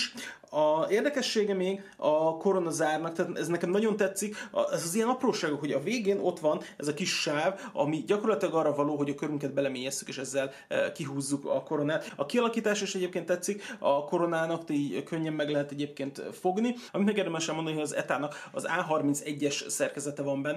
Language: Hungarian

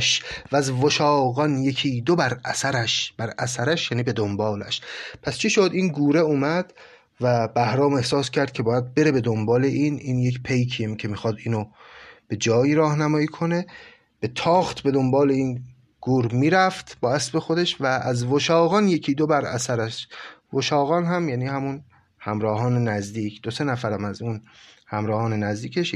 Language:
Persian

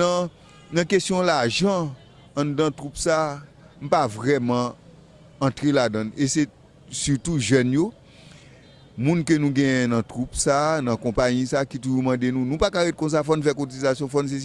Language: French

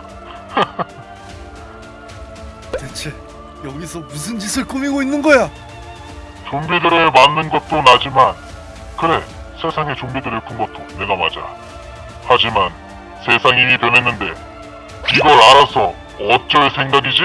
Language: Korean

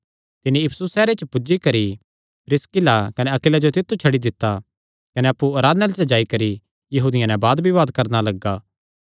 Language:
Kangri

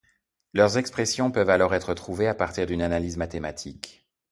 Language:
French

